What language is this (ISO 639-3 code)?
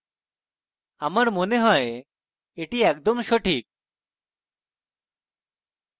ben